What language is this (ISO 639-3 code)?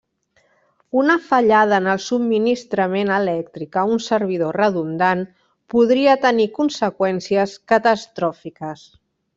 cat